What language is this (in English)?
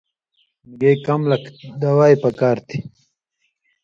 Indus Kohistani